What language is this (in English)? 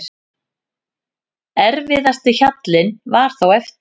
Icelandic